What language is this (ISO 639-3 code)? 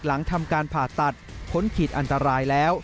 tha